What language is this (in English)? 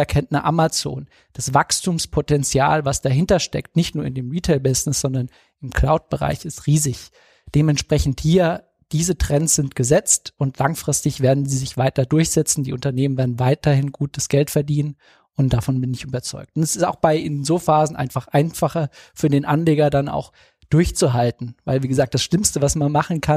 German